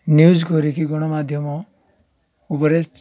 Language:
Odia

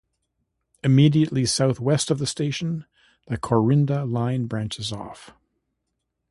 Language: English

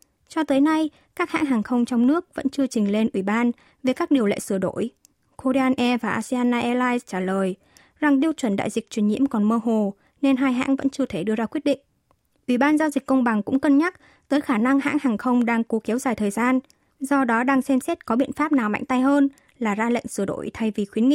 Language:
Vietnamese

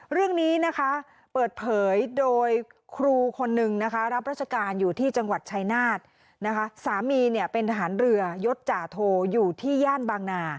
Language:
Thai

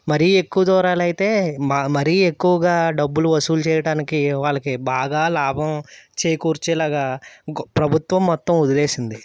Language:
Telugu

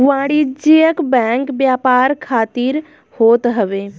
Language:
Bhojpuri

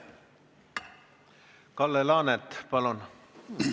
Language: Estonian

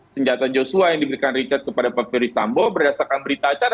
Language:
Indonesian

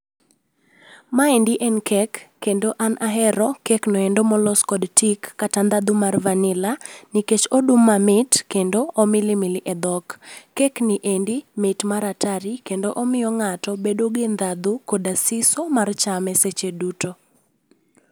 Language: Luo (Kenya and Tanzania)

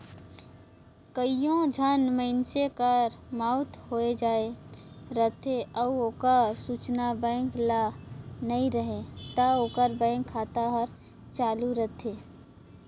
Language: Chhattisgarhi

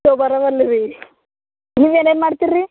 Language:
Kannada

